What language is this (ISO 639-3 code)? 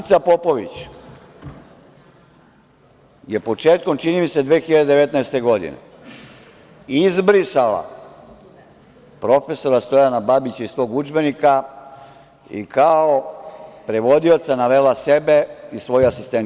srp